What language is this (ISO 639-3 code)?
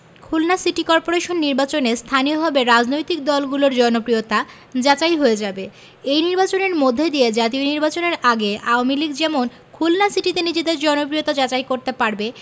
ben